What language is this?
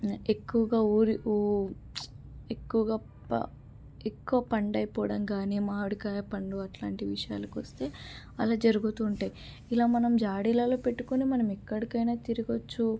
Telugu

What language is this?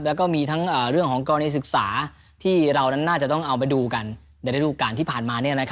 Thai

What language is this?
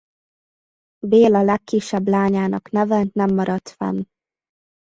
Hungarian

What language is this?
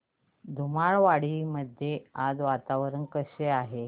Marathi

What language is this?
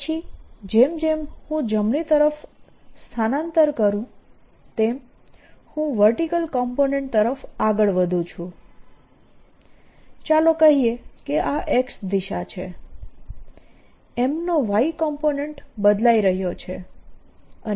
Gujarati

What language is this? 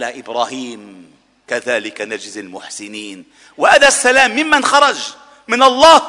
Arabic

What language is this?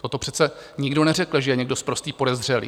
Czech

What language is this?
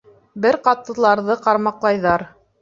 Bashkir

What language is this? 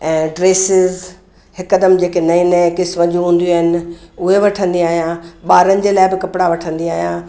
Sindhi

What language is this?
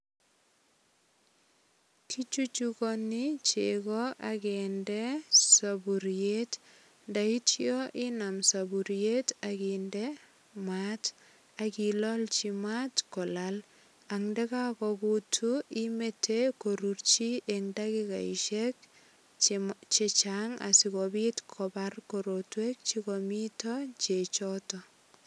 Kalenjin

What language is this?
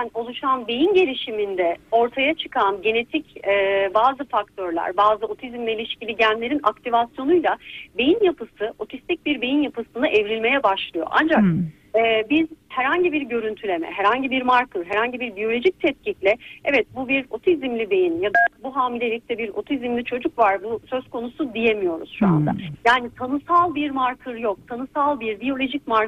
Turkish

